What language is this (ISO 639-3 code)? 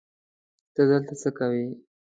pus